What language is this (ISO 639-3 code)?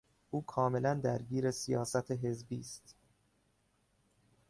fas